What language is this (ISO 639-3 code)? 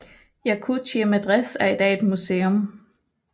dan